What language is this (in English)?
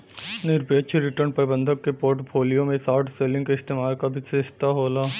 Bhojpuri